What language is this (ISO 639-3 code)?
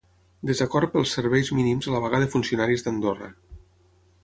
cat